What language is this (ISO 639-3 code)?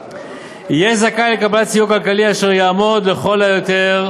heb